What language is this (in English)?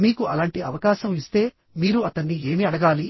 Telugu